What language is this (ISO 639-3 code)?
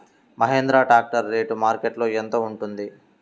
tel